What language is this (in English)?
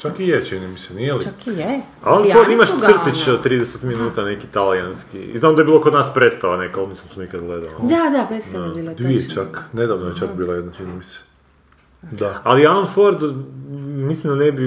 Croatian